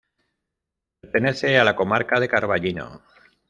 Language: Spanish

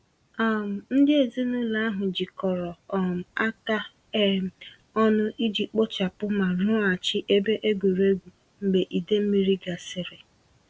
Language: Igbo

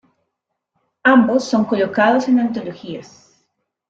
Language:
Spanish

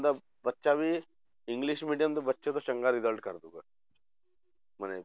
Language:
Punjabi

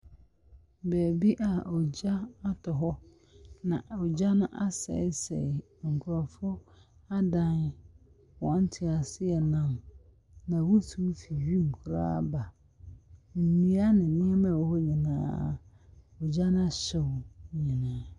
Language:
Akan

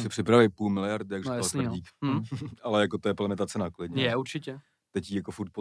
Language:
Czech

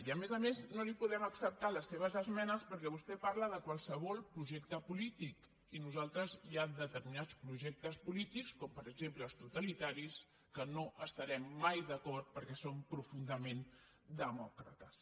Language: Catalan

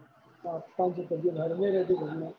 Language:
Gujarati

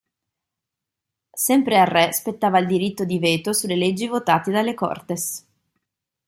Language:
Italian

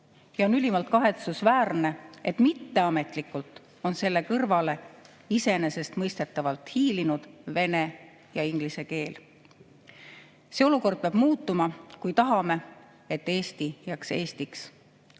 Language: Estonian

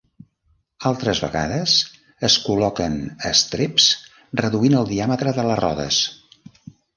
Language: Catalan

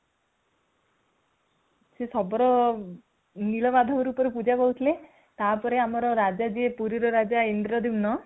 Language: Odia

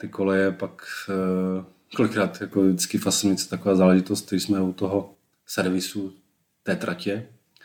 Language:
Czech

